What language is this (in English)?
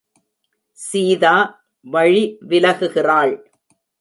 Tamil